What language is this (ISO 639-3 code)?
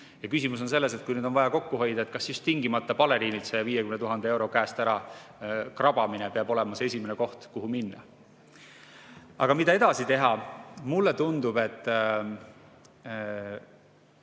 est